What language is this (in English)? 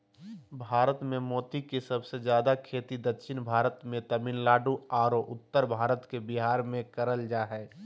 Magahi